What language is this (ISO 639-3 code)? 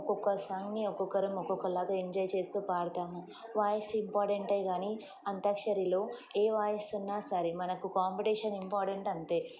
tel